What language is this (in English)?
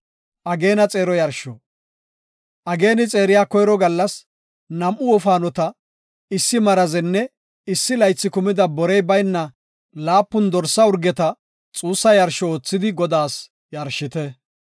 Gofa